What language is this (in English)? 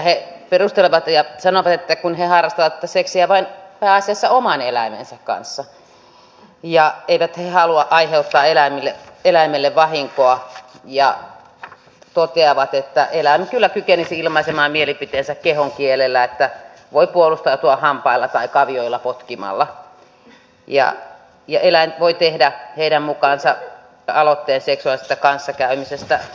Finnish